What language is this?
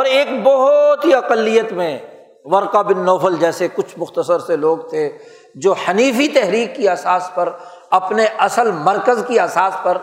Urdu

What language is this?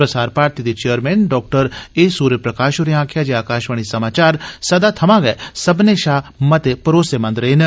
Dogri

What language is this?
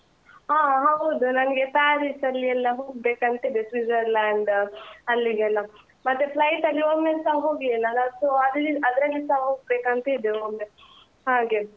Kannada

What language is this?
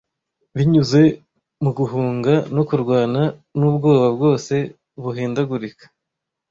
Kinyarwanda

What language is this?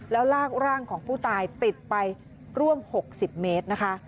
Thai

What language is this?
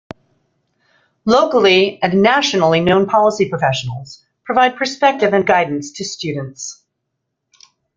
English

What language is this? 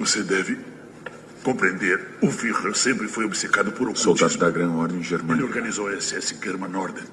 Portuguese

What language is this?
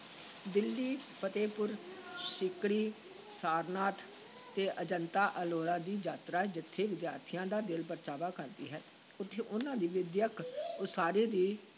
Punjabi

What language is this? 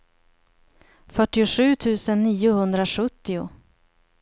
Swedish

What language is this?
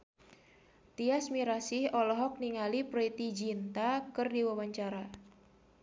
Sundanese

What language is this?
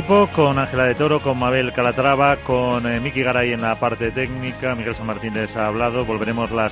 Spanish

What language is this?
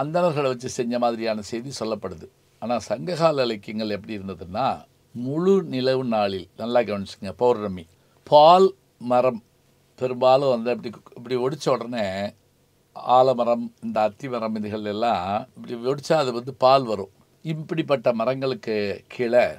Tamil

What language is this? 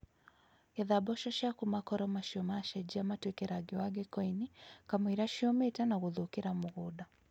Kikuyu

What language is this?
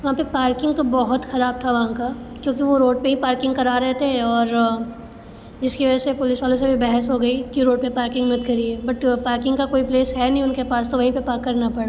Hindi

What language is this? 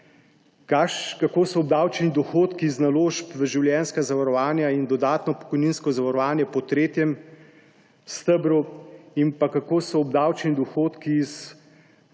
Slovenian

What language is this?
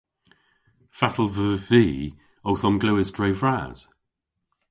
Cornish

